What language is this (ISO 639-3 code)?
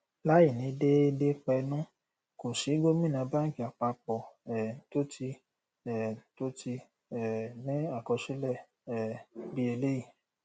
yor